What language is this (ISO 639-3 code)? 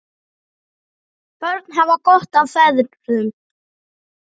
isl